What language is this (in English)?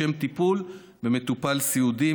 Hebrew